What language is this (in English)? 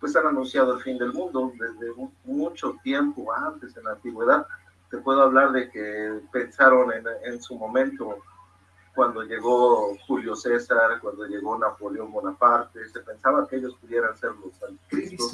Spanish